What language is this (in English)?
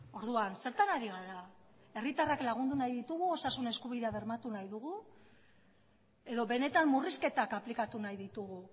Basque